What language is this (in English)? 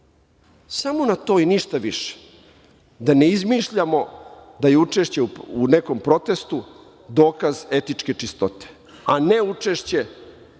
Serbian